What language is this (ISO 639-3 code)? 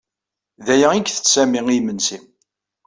kab